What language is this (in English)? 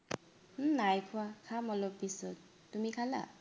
Assamese